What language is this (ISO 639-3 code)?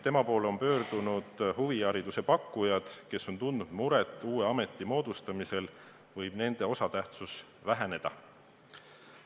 est